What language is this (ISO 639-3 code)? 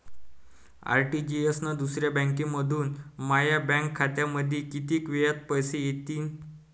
mar